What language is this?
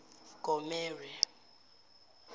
Zulu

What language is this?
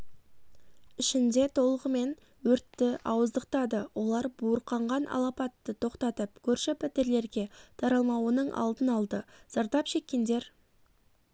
Kazakh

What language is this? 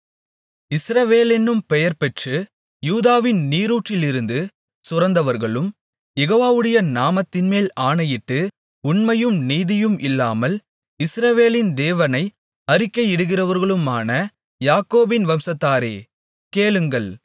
Tamil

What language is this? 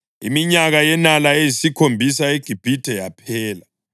North Ndebele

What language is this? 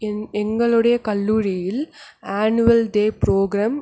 Tamil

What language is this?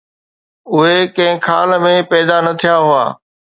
Sindhi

